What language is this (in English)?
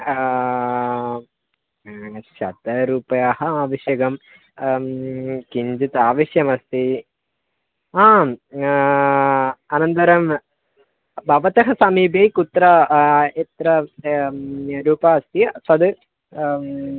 Sanskrit